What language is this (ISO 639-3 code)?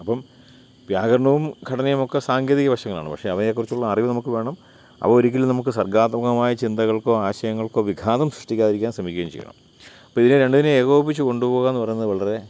mal